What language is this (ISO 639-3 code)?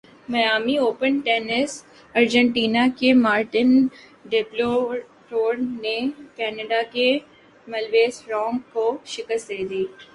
urd